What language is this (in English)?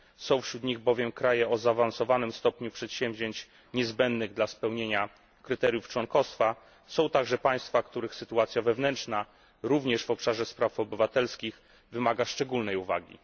Polish